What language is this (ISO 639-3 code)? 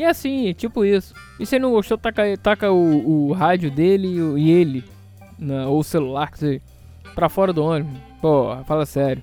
por